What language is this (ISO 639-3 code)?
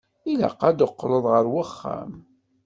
kab